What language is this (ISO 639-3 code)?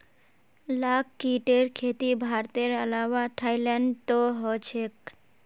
mag